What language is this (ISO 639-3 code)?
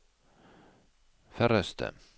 nor